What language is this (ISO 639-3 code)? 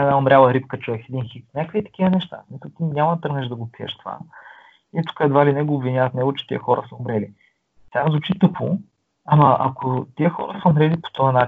bul